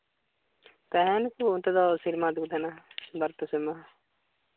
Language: Santali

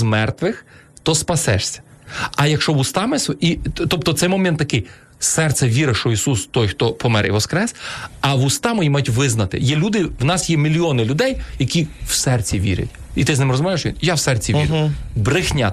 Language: Ukrainian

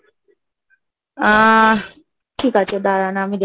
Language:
Bangla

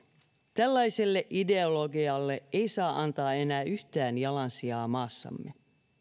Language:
Finnish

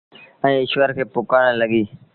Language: Sindhi Bhil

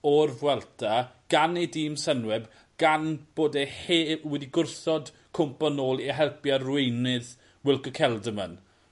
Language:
Welsh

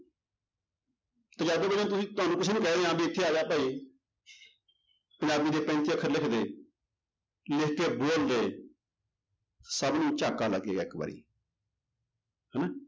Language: Punjabi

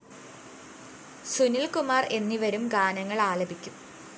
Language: Malayalam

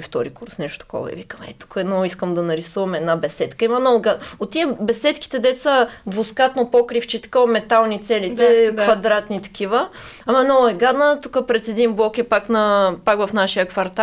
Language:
Bulgarian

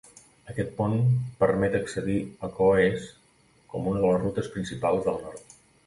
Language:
Catalan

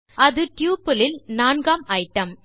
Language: Tamil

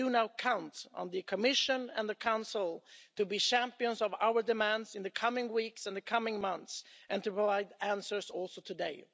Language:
English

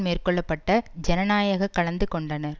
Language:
Tamil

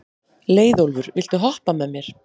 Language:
Icelandic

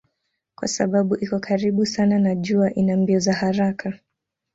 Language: Swahili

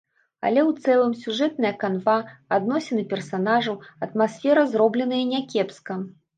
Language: Belarusian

